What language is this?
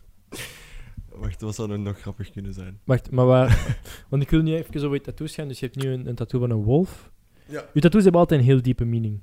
Dutch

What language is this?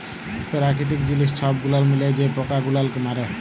Bangla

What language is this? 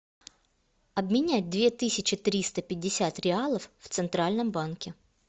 Russian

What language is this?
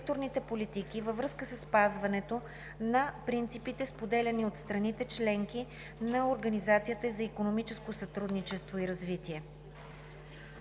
Bulgarian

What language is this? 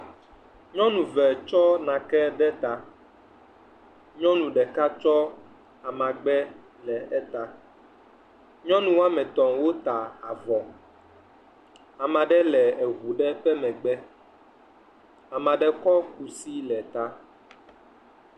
Ewe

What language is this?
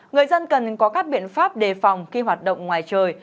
Vietnamese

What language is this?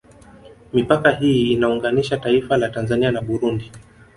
Swahili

